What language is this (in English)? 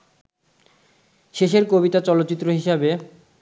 Bangla